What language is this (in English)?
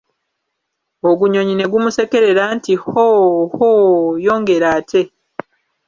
Ganda